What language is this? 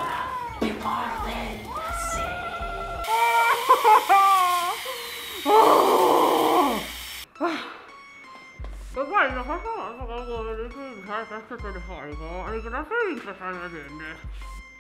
Italian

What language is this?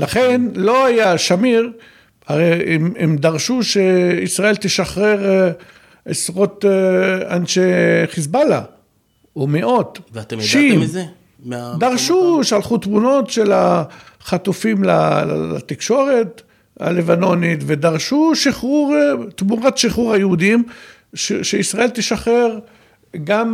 Hebrew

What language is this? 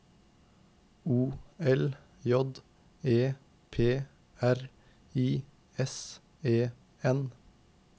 Norwegian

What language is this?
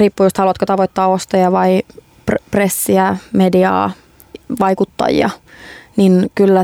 Finnish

